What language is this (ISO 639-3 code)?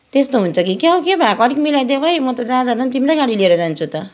nep